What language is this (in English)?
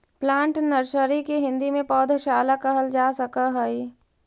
Magahi